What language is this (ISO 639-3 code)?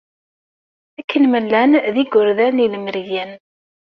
kab